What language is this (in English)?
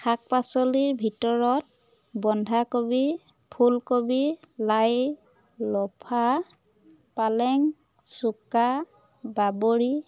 Assamese